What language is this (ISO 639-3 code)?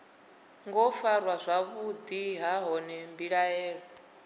ven